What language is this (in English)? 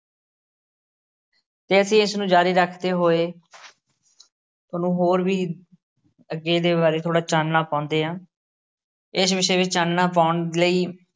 Punjabi